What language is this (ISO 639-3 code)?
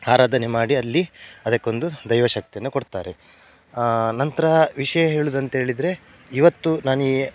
kan